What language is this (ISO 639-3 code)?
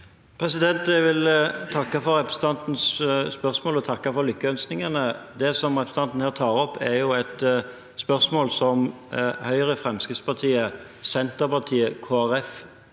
nor